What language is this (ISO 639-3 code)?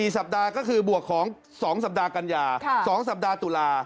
tha